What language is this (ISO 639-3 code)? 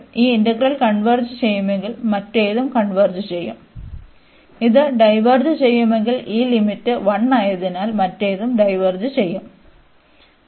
mal